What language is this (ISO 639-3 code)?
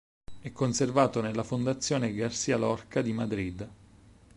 ita